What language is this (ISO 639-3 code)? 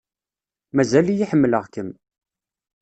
kab